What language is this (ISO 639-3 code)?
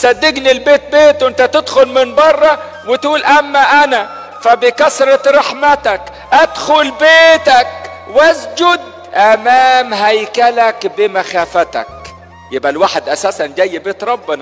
ara